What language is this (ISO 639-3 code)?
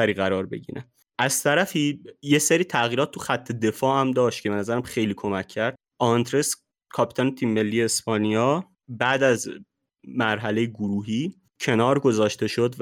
fas